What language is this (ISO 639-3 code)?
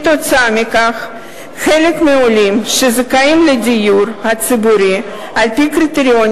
heb